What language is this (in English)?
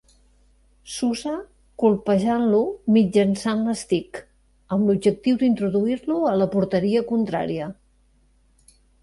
Catalan